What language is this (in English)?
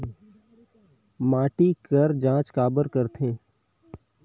Chhattisgarhi